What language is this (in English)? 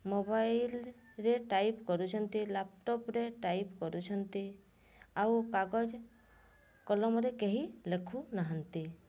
Odia